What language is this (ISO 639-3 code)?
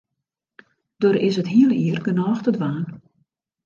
fry